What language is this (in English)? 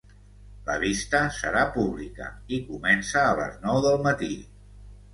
Catalan